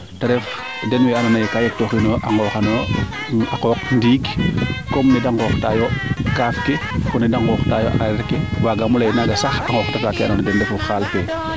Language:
Serer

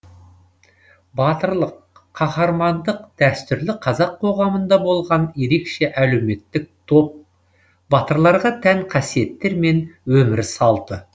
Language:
Kazakh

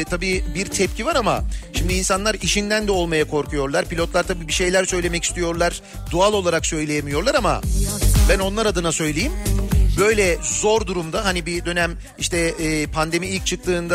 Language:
Turkish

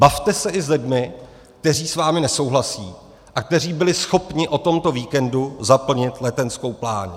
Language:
Czech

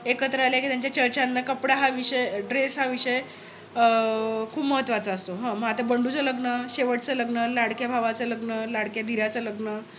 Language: Marathi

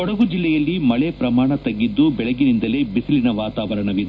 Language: Kannada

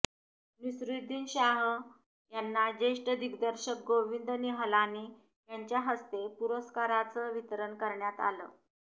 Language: Marathi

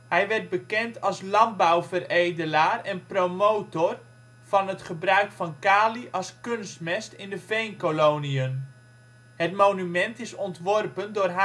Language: Dutch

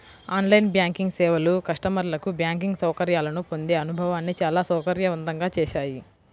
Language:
Telugu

